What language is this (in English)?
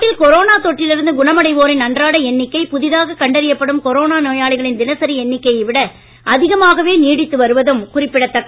Tamil